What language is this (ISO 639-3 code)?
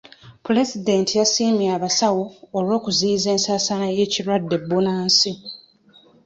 lug